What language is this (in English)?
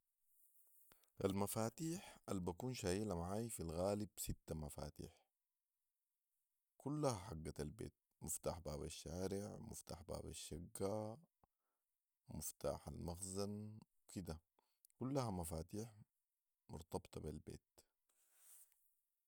Sudanese Arabic